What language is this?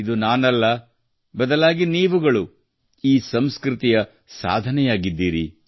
Kannada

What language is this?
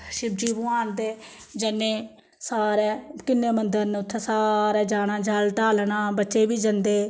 Dogri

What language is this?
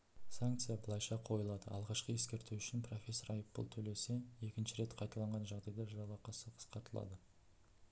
Kazakh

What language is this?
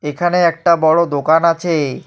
Bangla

